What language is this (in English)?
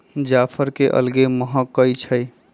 Magahi